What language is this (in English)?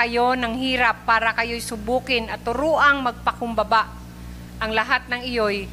Filipino